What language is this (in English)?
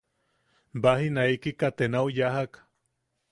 Yaqui